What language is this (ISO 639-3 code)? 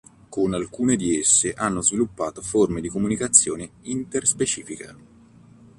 ita